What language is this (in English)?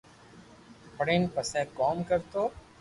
Loarki